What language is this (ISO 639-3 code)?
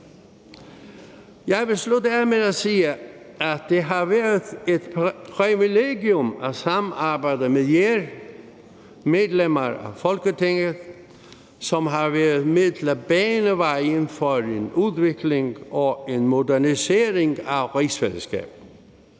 dan